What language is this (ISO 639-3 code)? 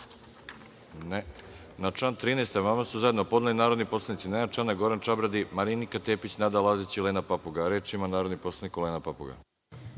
srp